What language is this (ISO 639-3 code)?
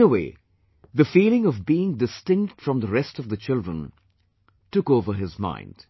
eng